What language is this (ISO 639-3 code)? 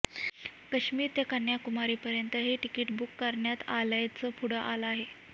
mar